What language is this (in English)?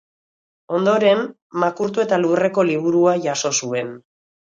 Basque